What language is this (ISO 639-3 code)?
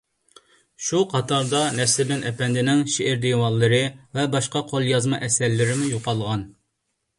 uig